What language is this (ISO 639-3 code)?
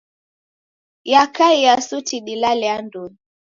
dav